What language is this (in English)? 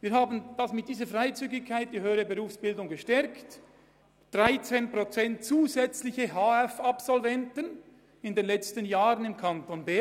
Swiss German